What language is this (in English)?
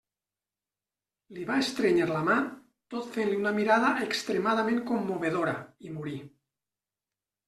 Catalan